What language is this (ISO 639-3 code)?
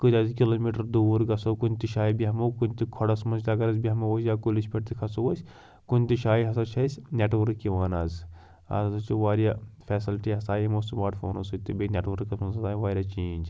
kas